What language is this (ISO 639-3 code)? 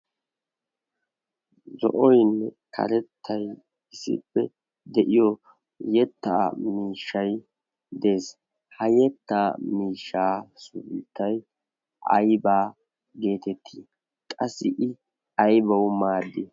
wal